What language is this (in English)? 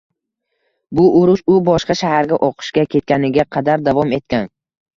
Uzbek